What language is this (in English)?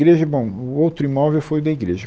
Portuguese